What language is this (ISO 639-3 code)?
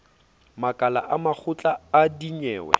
sot